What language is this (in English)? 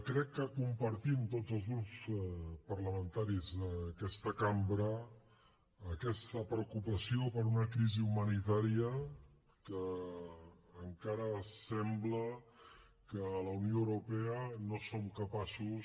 Catalan